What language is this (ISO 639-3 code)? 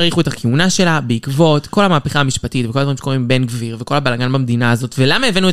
heb